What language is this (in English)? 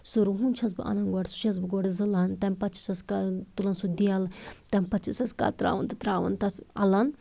Kashmiri